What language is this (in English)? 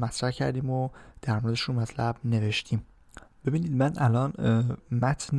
Persian